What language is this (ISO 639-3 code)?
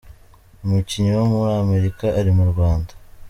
kin